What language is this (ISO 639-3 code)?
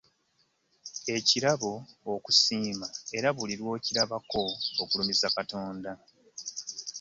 lug